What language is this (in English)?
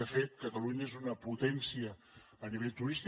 Catalan